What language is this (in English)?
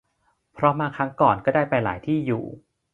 Thai